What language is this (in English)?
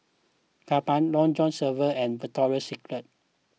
English